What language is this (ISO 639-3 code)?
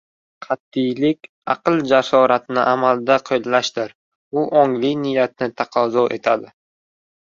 uzb